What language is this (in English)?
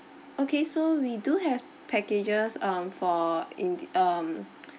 English